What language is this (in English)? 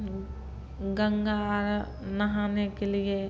Maithili